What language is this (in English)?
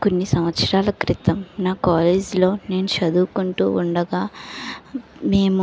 Telugu